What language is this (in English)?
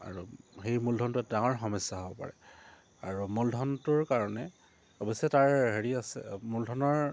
Assamese